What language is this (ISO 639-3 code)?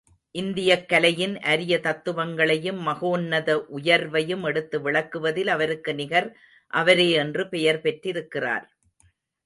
tam